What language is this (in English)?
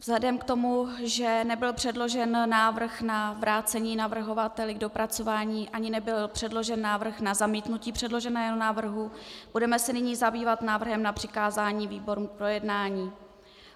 Czech